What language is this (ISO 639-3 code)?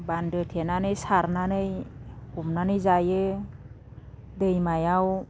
brx